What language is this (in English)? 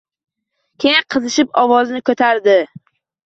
Uzbek